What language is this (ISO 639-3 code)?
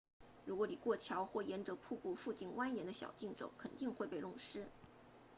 zho